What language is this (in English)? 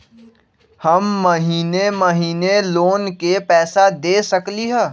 Magahi